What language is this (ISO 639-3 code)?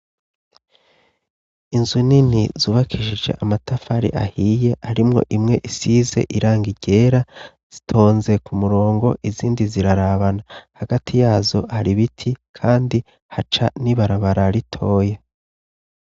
run